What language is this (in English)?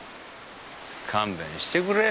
Japanese